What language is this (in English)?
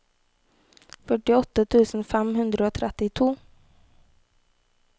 Norwegian